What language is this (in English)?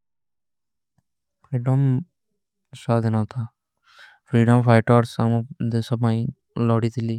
Kui (India)